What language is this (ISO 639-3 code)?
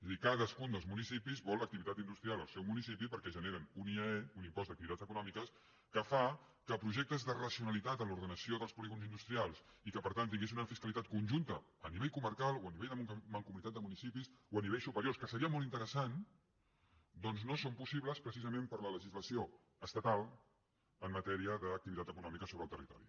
cat